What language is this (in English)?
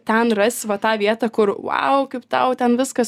Lithuanian